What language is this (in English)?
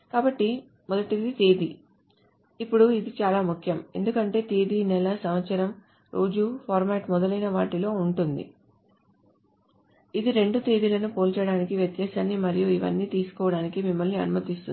Telugu